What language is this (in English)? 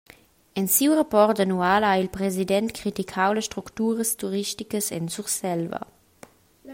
Romansh